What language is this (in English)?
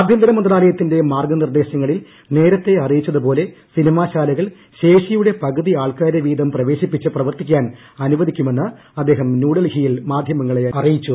Malayalam